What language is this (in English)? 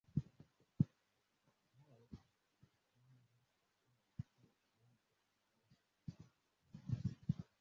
Swahili